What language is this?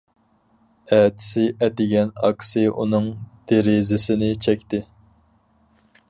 Uyghur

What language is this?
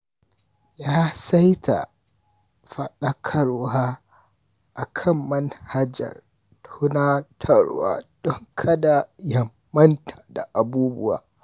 Hausa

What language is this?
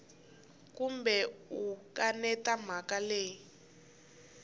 Tsonga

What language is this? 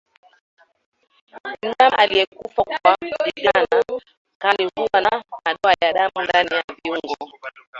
Swahili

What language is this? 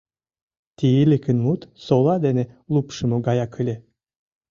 Mari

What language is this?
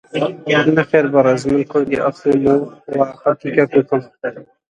Central Kurdish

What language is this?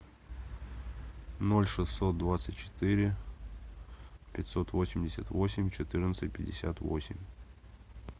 Russian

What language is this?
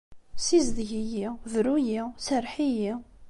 Kabyle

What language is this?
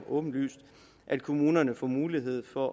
Danish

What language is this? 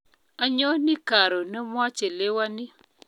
Kalenjin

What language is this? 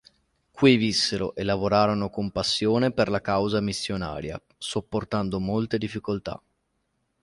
Italian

